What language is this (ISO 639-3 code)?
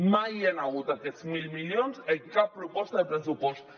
cat